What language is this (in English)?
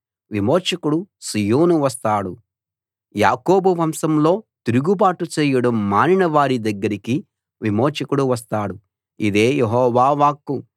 Telugu